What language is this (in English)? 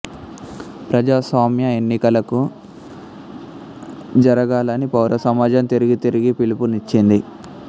Telugu